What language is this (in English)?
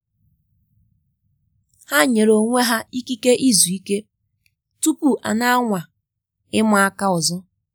Igbo